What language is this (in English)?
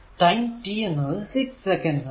Malayalam